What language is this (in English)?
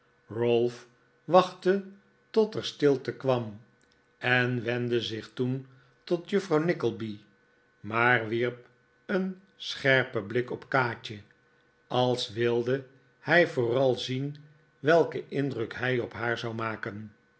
Dutch